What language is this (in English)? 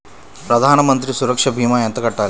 Telugu